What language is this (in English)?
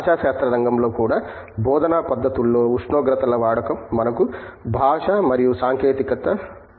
Telugu